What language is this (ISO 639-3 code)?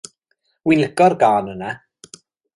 cym